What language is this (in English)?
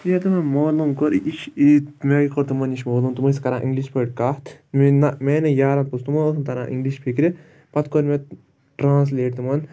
Kashmiri